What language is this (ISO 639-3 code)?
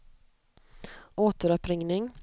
swe